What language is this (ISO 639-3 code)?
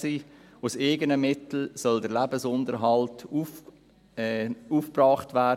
gsw